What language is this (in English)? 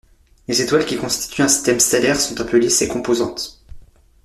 French